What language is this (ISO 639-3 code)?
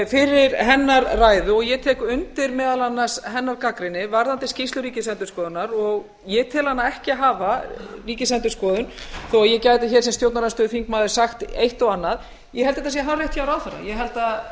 isl